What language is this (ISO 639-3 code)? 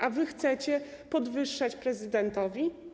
pol